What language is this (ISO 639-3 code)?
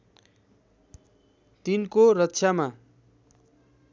nep